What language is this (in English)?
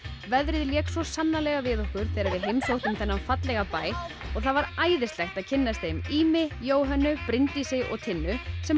Icelandic